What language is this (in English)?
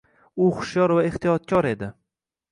Uzbek